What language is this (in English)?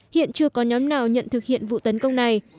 Vietnamese